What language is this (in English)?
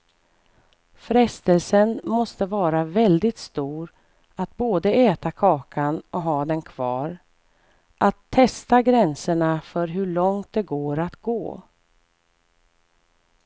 Swedish